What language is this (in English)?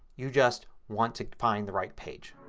English